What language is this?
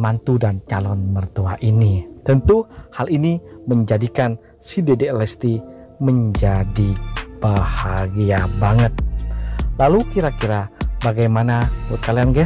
Indonesian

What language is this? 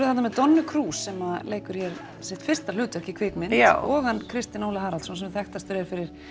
Icelandic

